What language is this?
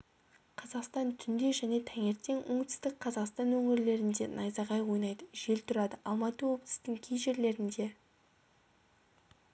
Kazakh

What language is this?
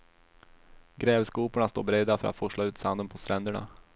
Swedish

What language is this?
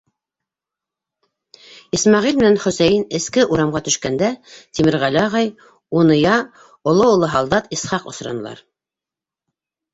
Bashkir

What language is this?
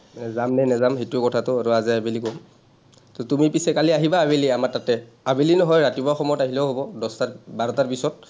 Assamese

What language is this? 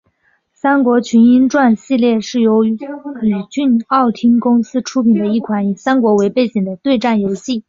Chinese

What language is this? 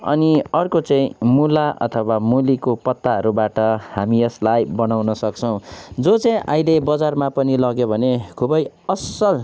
Nepali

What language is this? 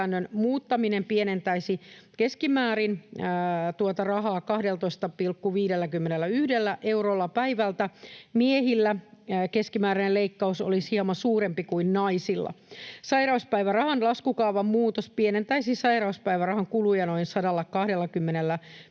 Finnish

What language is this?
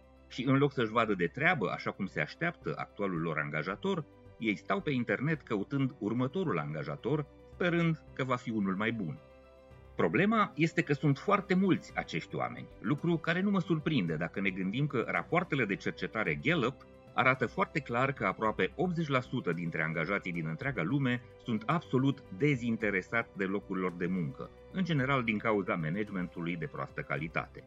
Romanian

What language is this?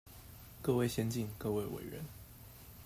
Chinese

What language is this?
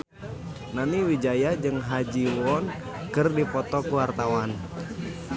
Sundanese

